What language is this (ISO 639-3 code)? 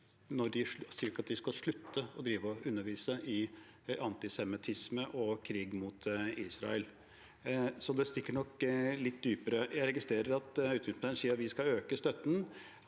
nor